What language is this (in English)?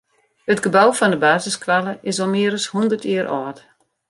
Western Frisian